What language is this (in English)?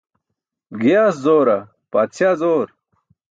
Burushaski